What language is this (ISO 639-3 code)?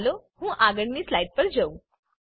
guj